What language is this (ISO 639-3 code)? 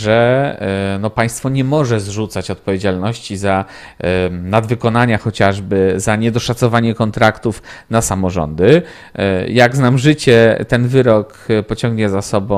pol